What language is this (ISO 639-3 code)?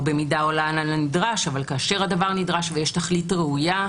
heb